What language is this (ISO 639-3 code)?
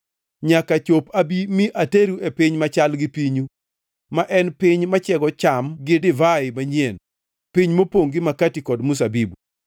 luo